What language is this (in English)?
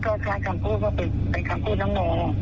Thai